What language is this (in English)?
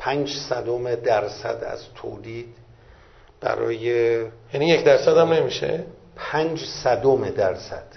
Persian